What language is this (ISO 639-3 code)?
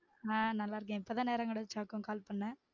tam